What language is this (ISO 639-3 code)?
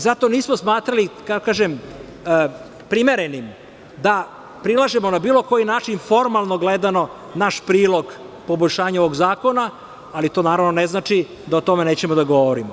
srp